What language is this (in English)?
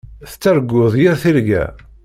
Kabyle